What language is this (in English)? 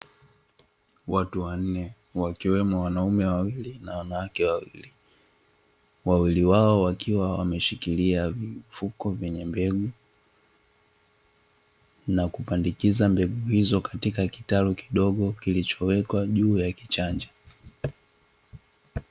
Swahili